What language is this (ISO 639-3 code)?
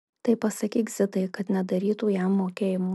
lit